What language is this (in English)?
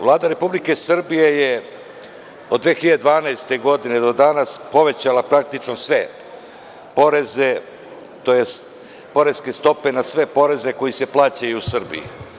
Serbian